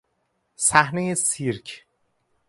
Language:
Persian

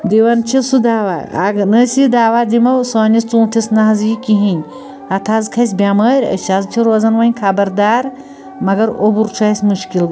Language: Kashmiri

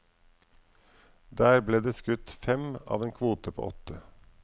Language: Norwegian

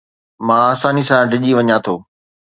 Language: Sindhi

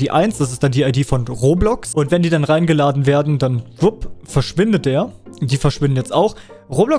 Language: German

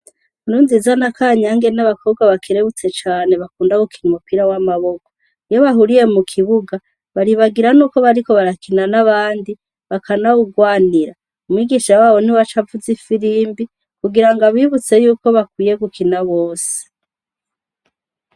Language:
Rundi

